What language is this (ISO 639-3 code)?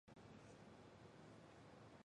zho